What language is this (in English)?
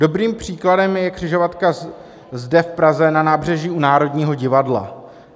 Czech